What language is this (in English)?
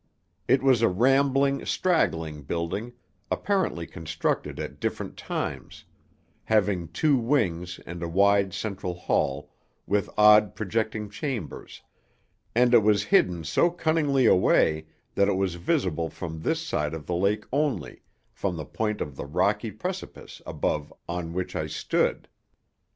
English